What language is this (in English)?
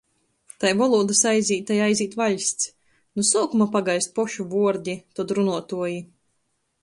Latgalian